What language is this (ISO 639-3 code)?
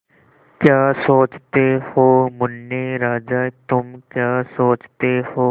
hin